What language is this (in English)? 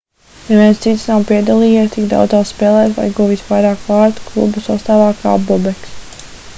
Latvian